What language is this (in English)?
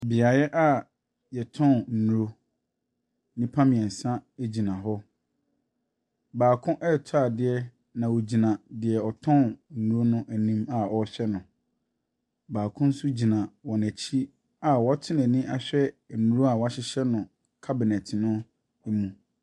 Akan